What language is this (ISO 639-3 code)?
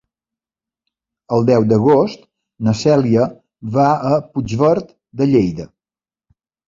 cat